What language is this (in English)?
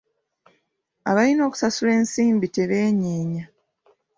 Ganda